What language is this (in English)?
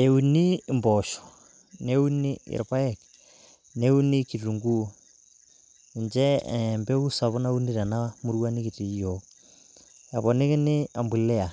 Masai